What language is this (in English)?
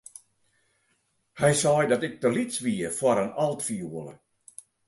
Western Frisian